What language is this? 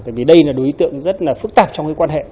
Vietnamese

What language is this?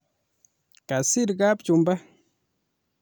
Kalenjin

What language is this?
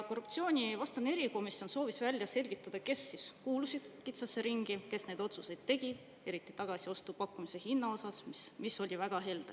Estonian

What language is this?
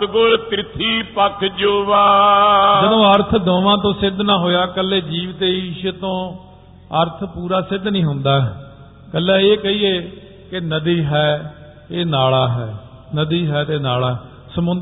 Punjabi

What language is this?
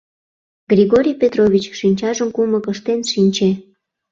Mari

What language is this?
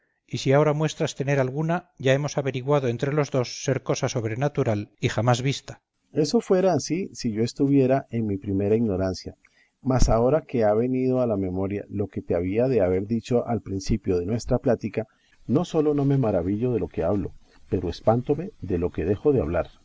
Spanish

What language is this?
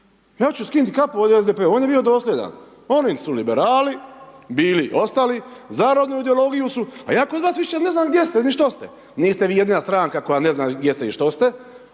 Croatian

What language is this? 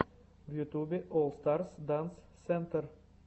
Russian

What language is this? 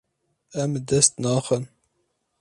Kurdish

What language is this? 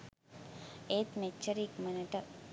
Sinhala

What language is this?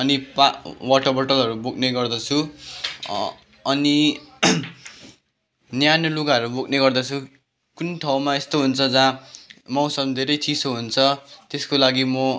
Nepali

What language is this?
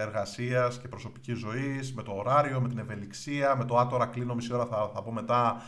Greek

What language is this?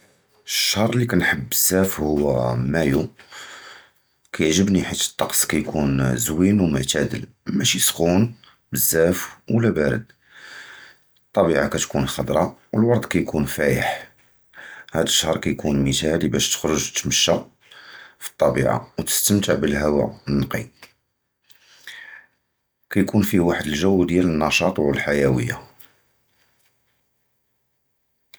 Judeo-Arabic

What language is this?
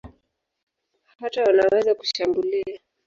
Swahili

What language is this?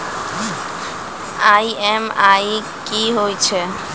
Maithili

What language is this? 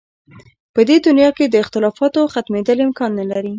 Pashto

